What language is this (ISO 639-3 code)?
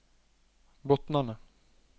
nor